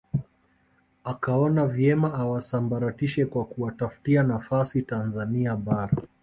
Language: Swahili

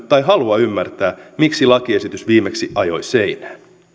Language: Finnish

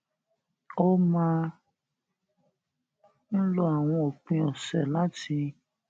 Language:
Yoruba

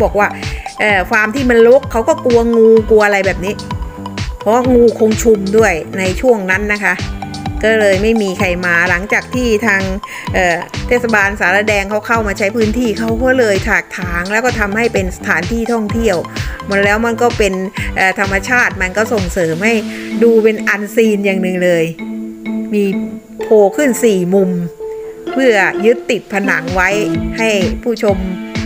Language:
Thai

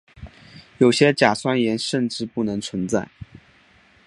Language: Chinese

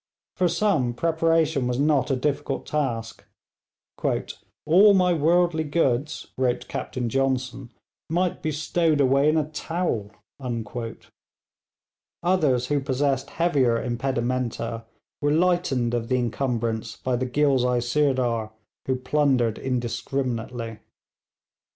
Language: English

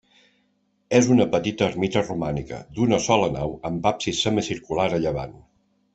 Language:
Catalan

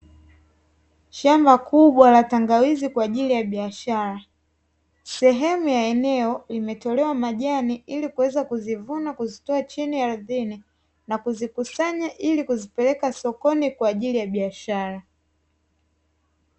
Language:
Swahili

